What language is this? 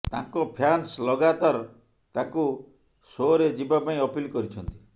Odia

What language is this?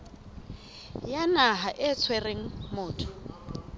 Southern Sotho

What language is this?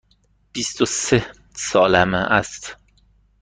Persian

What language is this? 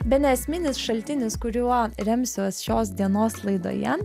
Lithuanian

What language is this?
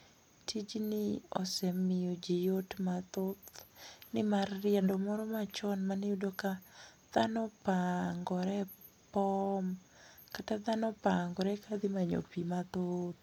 Luo (Kenya and Tanzania)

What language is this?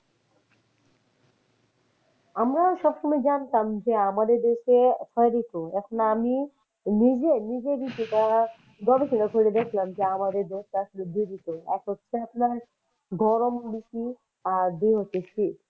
Bangla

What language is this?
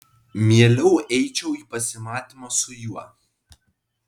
Lithuanian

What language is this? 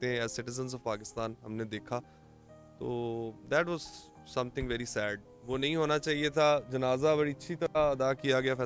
Hindi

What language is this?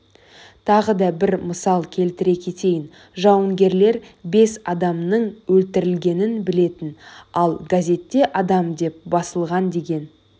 Kazakh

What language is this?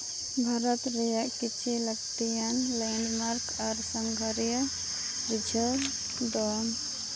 Santali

